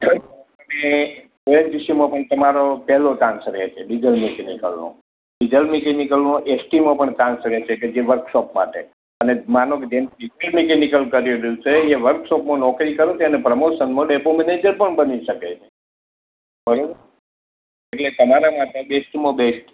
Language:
Gujarati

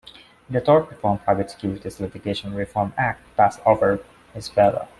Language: English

